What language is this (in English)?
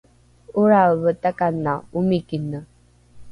Rukai